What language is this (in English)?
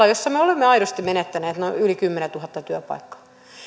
Finnish